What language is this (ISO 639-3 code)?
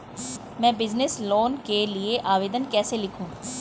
hin